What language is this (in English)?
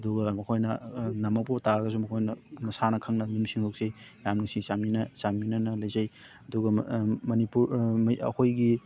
Manipuri